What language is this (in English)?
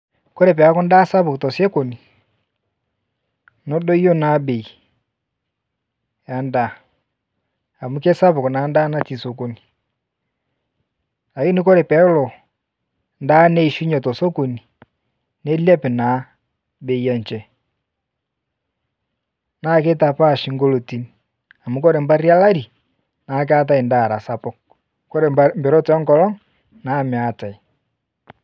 Masai